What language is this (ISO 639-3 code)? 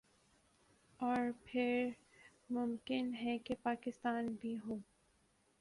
urd